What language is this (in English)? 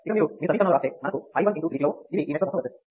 Telugu